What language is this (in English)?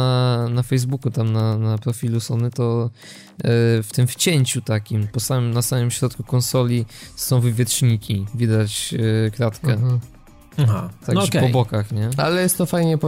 Polish